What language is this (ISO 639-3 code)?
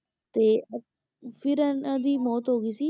pan